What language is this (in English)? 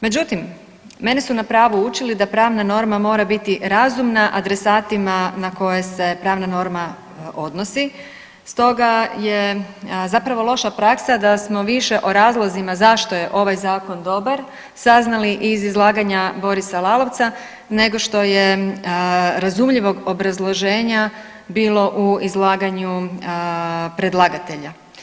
Croatian